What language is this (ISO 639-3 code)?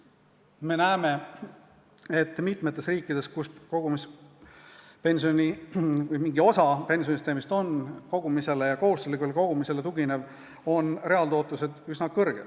est